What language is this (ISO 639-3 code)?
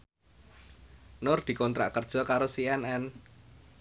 jav